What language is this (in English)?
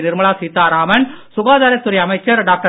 Tamil